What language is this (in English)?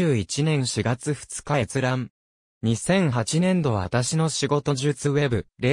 Japanese